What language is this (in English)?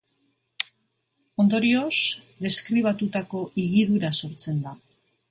Basque